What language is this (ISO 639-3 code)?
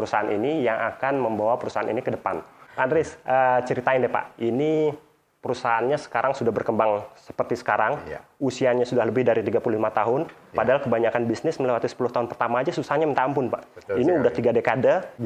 ind